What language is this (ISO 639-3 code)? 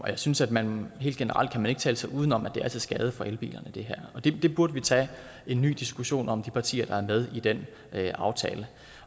dan